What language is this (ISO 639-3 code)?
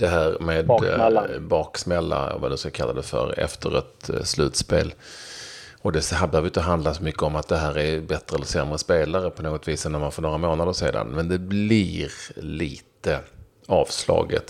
swe